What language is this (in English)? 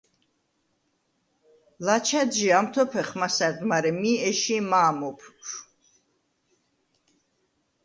Svan